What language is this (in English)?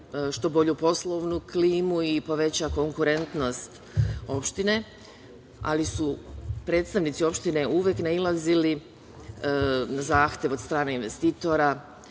Serbian